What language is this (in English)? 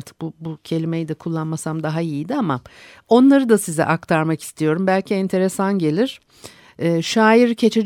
Turkish